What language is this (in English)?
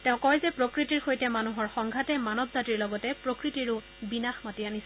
Assamese